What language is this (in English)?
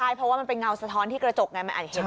Thai